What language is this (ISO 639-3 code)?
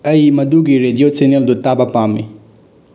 mni